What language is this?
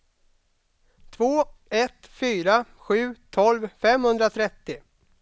Swedish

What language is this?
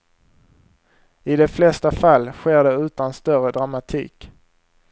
Swedish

